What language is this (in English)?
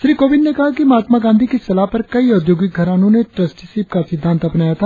Hindi